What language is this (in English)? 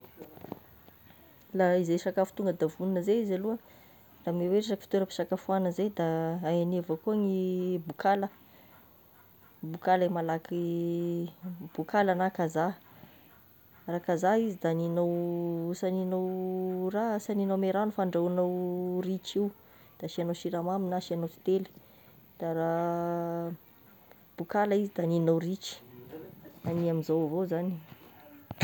Tesaka Malagasy